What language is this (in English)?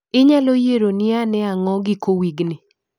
Luo (Kenya and Tanzania)